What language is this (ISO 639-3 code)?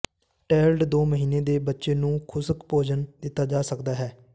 pan